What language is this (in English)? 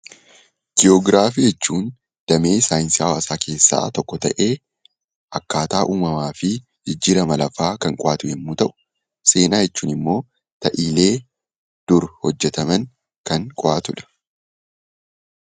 Oromo